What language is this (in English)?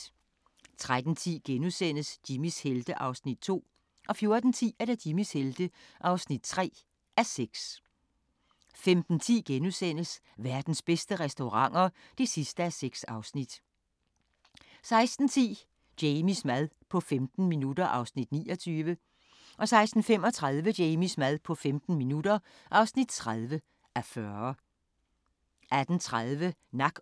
Danish